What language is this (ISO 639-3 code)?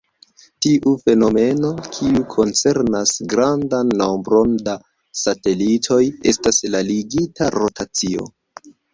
epo